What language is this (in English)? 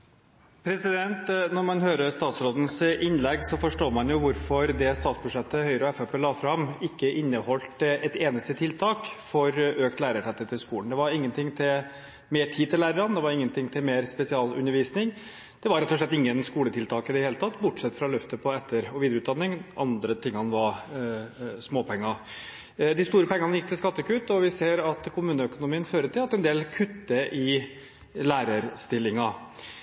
Norwegian Bokmål